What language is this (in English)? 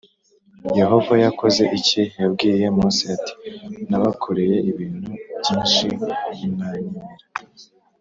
Kinyarwanda